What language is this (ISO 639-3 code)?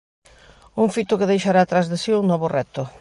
glg